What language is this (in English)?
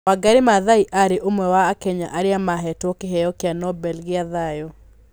Kikuyu